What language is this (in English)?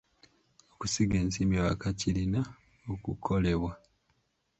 Ganda